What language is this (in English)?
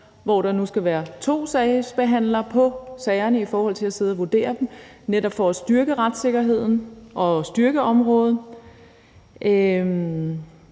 Danish